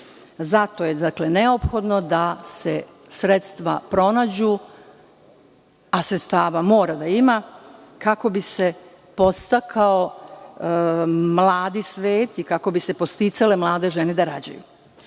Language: Serbian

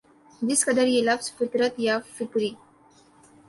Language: Urdu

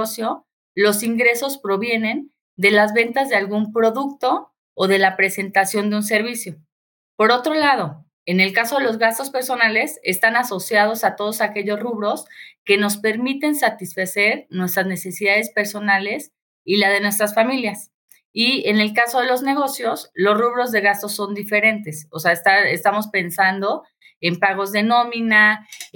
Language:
Spanish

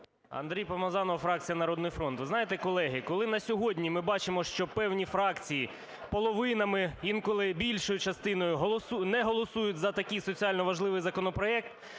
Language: Ukrainian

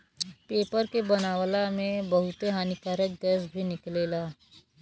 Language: Bhojpuri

